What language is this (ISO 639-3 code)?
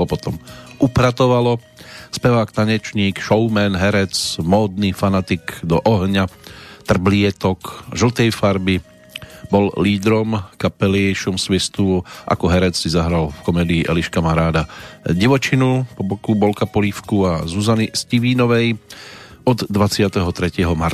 slk